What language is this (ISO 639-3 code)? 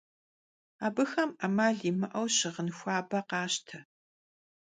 kbd